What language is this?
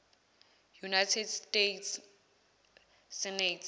Zulu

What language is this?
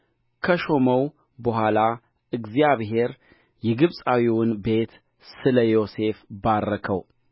Amharic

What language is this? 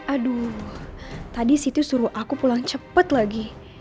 Indonesian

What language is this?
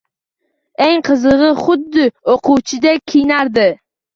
Uzbek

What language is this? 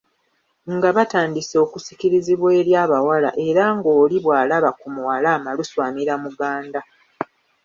Ganda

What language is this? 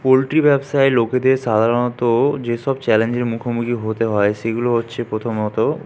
Bangla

